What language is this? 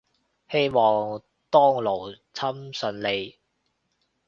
Cantonese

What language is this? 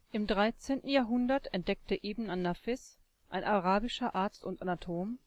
German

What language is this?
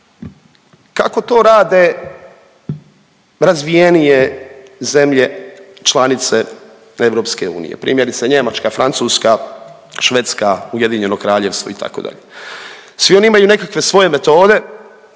Croatian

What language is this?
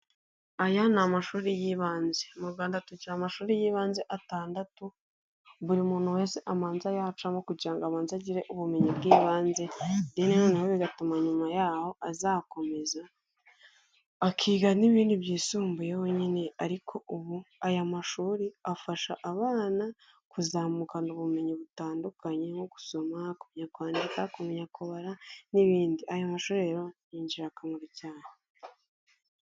Kinyarwanda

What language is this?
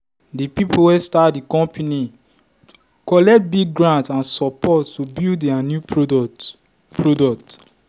Nigerian Pidgin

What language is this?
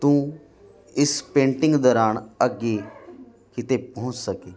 Punjabi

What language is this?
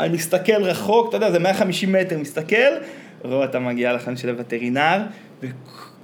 Hebrew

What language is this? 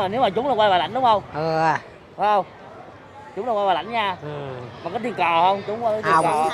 Vietnamese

